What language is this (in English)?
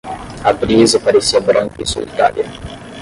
Portuguese